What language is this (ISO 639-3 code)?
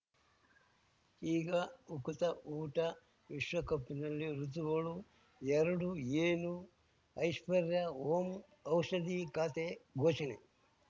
kan